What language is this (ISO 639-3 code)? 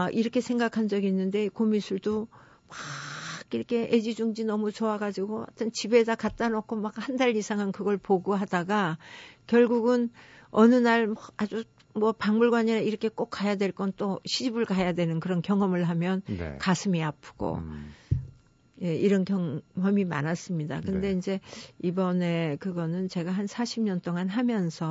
kor